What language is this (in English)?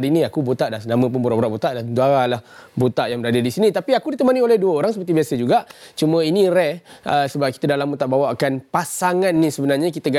Malay